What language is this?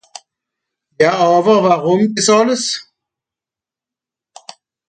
Swiss German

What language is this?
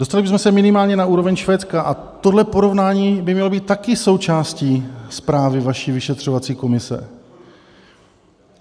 Czech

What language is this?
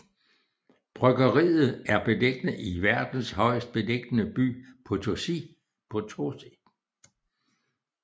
Danish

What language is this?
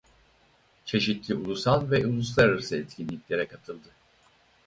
Turkish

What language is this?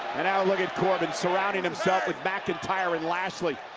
English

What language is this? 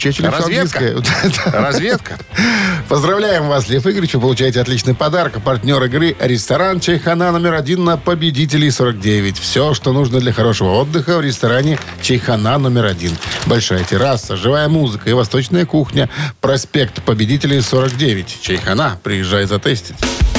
Russian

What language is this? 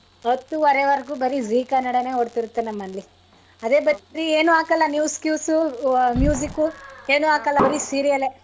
Kannada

